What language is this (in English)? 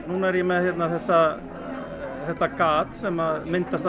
Icelandic